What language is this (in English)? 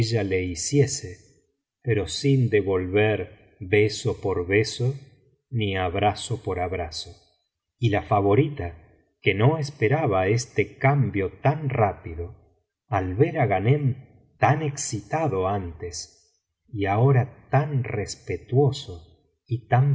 Spanish